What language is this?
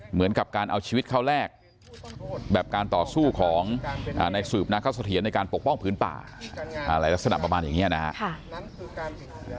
Thai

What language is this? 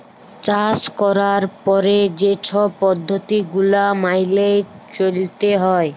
Bangla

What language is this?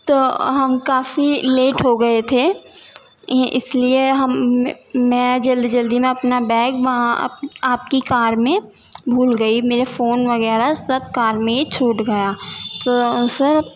Urdu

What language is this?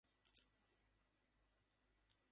Bangla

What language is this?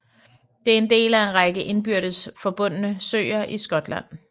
Danish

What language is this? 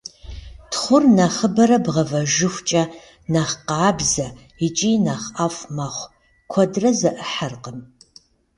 Kabardian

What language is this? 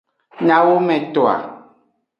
Aja (Benin)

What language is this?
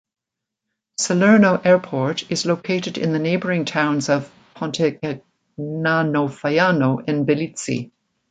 English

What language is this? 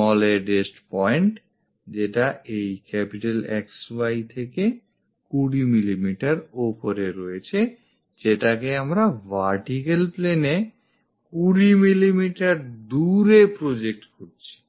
Bangla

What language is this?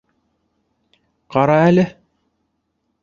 Bashkir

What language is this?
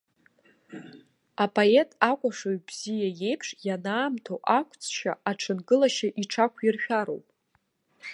Abkhazian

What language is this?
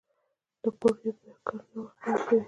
Pashto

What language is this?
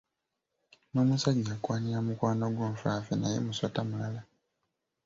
Ganda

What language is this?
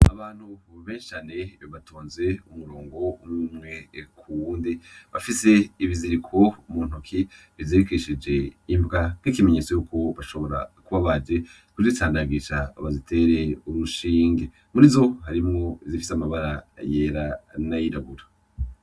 Rundi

